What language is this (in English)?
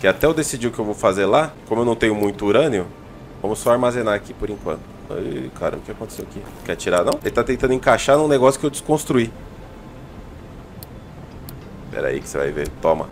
Portuguese